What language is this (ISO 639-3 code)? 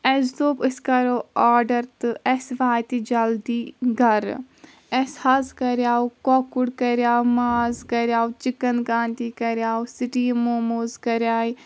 kas